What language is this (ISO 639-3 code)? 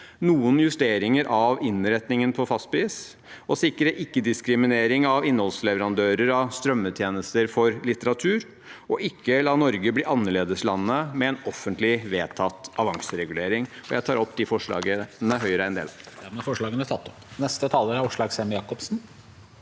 nor